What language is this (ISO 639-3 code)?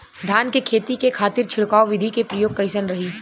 bho